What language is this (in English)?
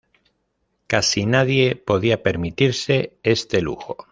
Spanish